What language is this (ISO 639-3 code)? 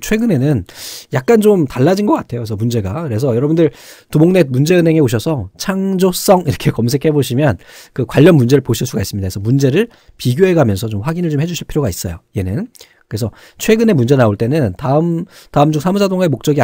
kor